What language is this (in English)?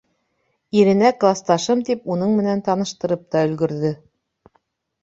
Bashkir